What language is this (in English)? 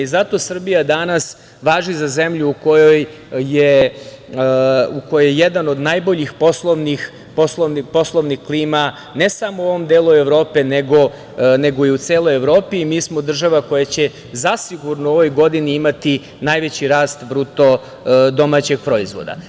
Serbian